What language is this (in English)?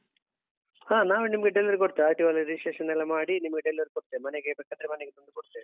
Kannada